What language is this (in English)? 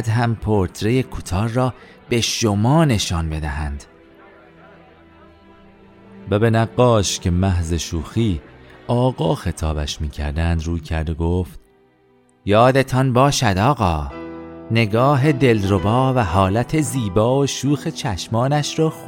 Persian